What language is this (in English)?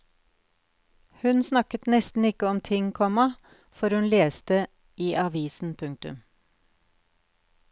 Norwegian